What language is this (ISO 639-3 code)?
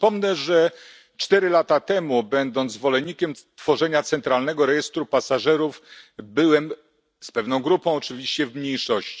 pol